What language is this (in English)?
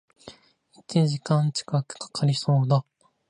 Japanese